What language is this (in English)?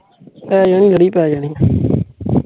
Punjabi